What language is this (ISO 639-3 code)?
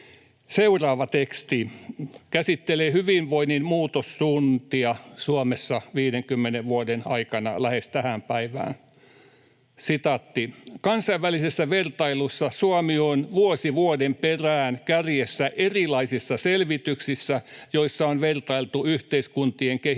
fin